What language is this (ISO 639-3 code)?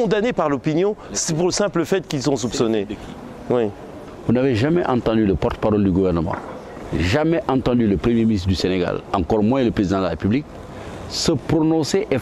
fra